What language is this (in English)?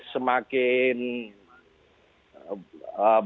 Indonesian